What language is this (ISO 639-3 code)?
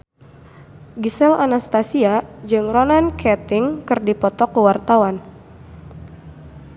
sun